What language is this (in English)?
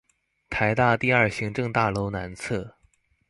Chinese